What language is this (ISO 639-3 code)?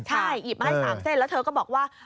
tha